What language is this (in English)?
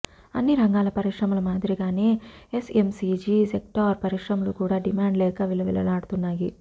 Telugu